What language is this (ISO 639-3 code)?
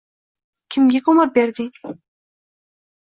uzb